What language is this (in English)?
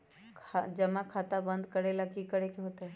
Magahi